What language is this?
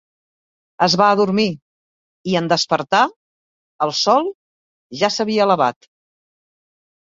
Catalan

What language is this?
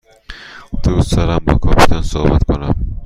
Persian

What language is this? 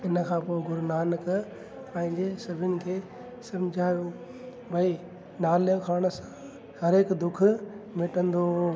Sindhi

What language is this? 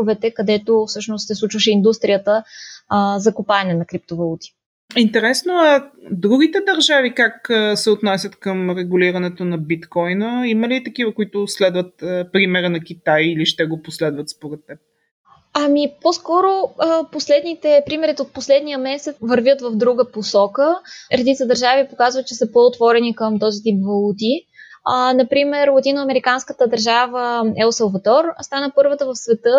Bulgarian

